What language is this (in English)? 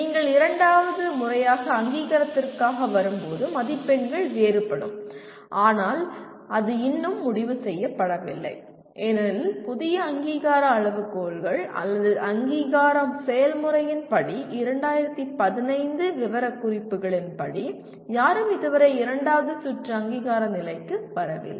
Tamil